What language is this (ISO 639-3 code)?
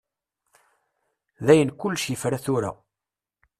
kab